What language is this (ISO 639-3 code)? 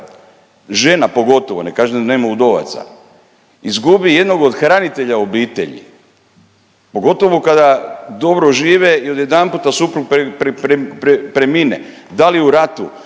hrv